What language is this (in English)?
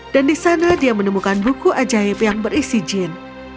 Indonesian